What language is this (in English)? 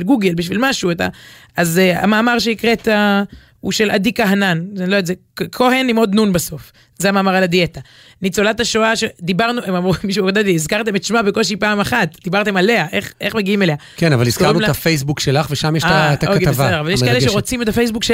Hebrew